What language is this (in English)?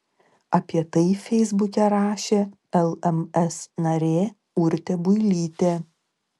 Lithuanian